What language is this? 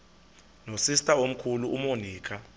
Xhosa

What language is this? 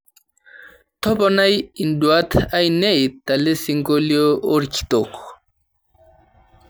Masai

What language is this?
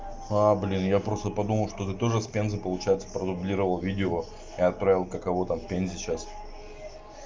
Russian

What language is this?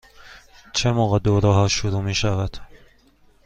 Persian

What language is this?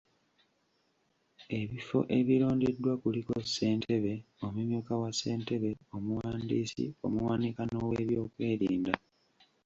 Ganda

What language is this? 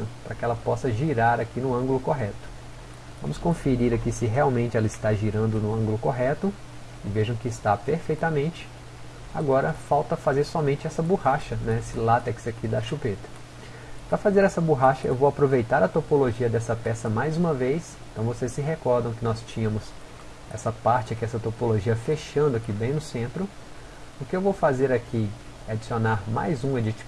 Portuguese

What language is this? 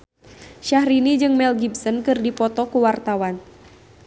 Sundanese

